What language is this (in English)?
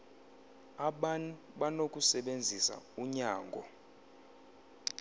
Xhosa